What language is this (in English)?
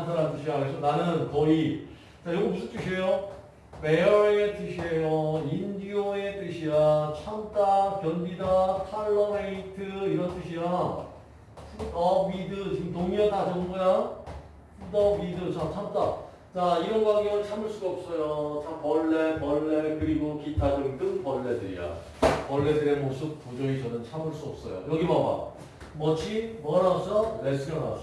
Korean